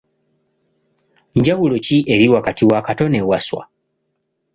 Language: Ganda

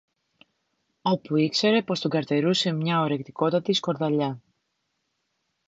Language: Greek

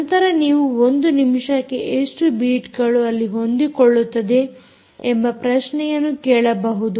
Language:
Kannada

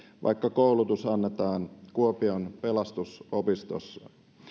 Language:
Finnish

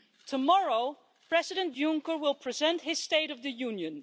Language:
English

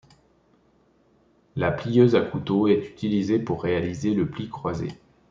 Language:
French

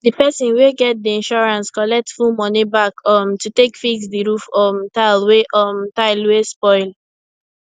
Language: Nigerian Pidgin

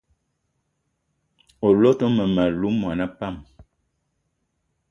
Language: Eton (Cameroon)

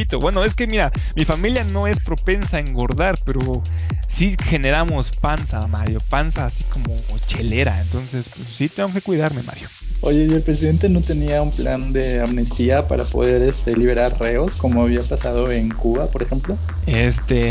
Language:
Spanish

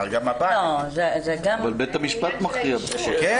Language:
Hebrew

